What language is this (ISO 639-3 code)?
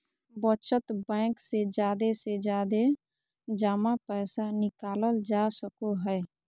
mag